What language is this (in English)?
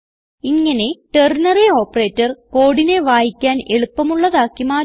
Malayalam